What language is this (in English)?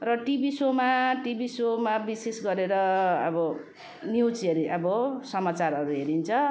Nepali